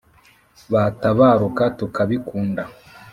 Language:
Kinyarwanda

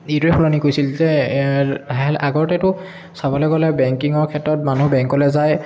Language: Assamese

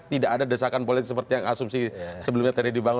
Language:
Indonesian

